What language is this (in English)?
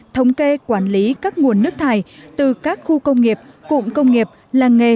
Vietnamese